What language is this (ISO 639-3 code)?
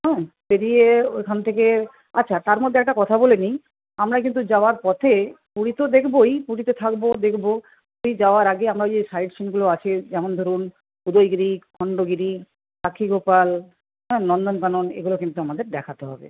ben